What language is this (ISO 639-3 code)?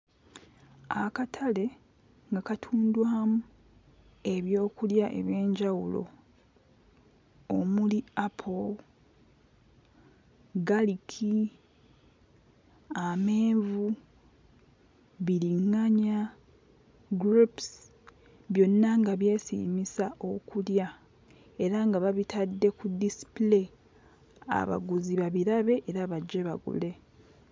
lug